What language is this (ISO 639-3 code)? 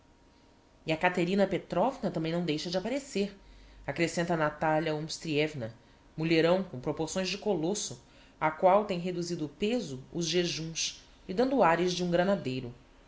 por